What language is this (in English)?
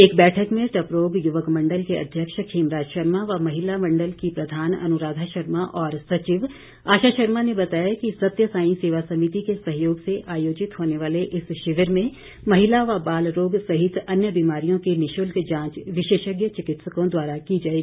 Hindi